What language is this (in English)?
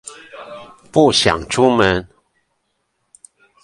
Chinese